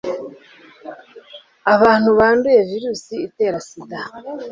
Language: Kinyarwanda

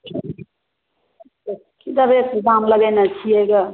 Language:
Maithili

